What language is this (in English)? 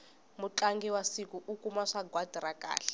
Tsonga